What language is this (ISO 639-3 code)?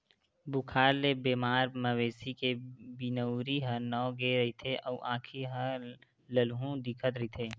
hne